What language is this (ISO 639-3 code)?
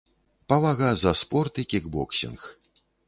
bel